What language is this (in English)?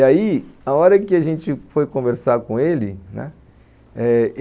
Portuguese